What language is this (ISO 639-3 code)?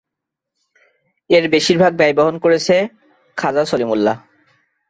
ben